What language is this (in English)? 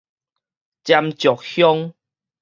Min Nan Chinese